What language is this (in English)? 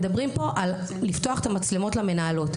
Hebrew